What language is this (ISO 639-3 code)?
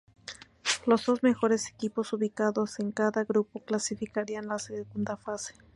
spa